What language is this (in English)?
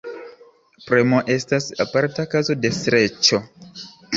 Esperanto